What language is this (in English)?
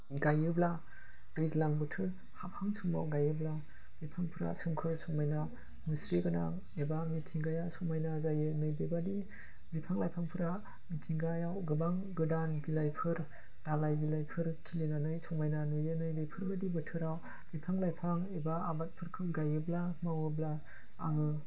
Bodo